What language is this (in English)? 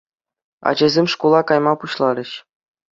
Chuvash